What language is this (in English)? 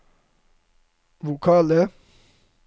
Norwegian